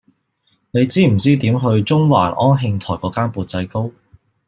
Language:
Cantonese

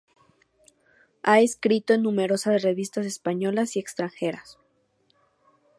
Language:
Spanish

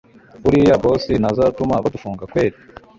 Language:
Kinyarwanda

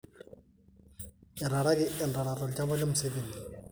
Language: Masai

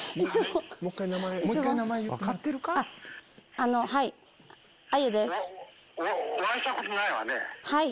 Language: Japanese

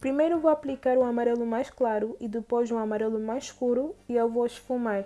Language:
Portuguese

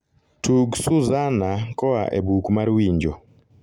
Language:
Luo (Kenya and Tanzania)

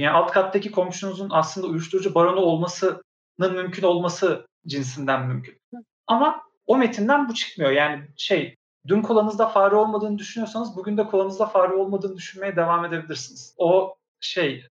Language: Turkish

